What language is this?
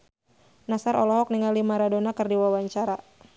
Sundanese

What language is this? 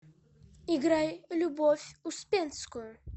Russian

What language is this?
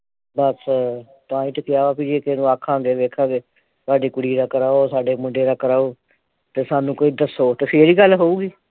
Punjabi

